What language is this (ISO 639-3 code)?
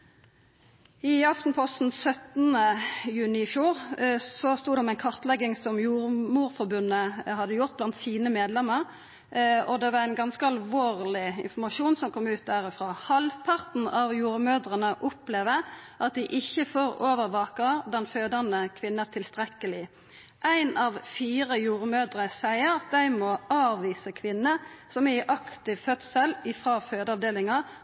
nno